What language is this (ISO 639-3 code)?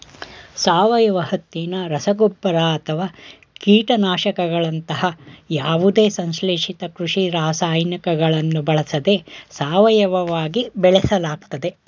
kan